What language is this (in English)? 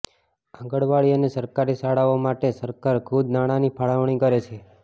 Gujarati